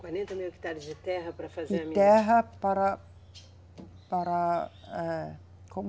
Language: Portuguese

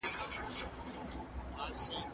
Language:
Pashto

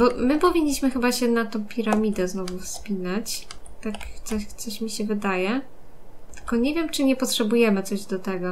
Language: Polish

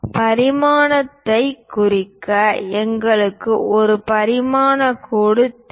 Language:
Tamil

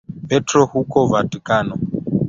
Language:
Swahili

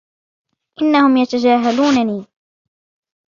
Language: Arabic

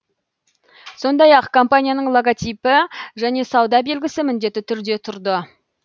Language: Kazakh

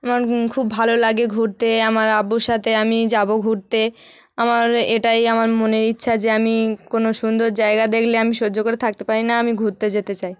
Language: Bangla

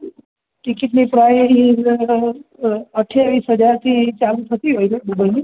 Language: Gujarati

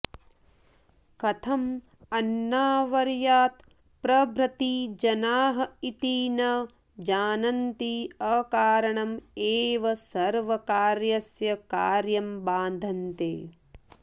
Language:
Sanskrit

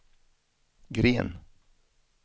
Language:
Swedish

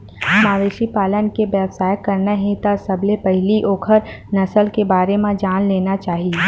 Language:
Chhattisgarhi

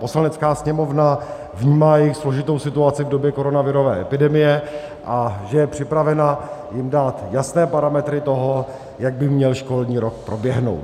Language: Czech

